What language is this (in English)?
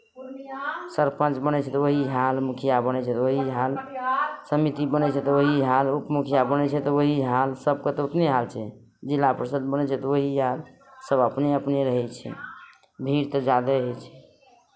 Maithili